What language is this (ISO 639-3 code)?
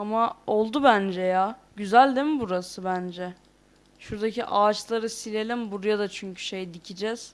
tur